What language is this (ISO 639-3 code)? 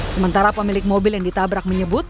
ind